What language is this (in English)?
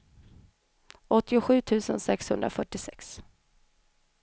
Swedish